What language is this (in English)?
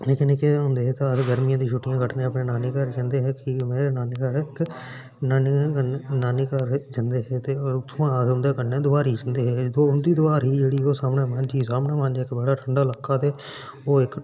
Dogri